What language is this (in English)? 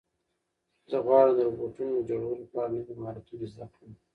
Pashto